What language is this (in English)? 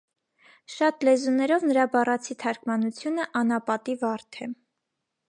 Armenian